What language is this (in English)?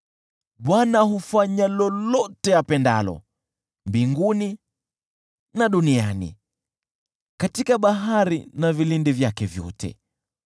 Swahili